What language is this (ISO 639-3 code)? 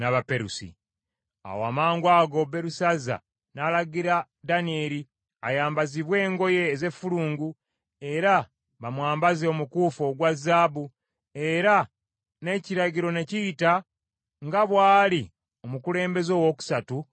lug